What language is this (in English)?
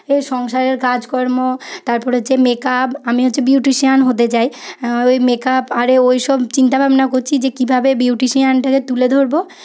Bangla